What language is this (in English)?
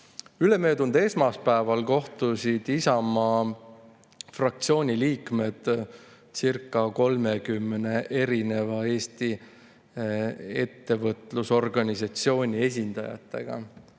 Estonian